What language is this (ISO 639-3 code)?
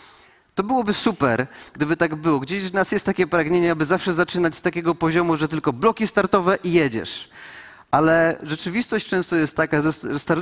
pol